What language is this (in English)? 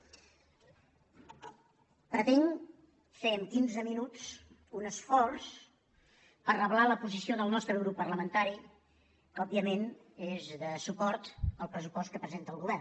Catalan